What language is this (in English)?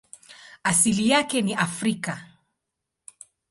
Swahili